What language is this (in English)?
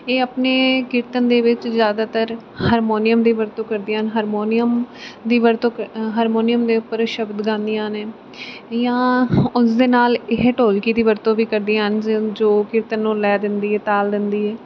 Punjabi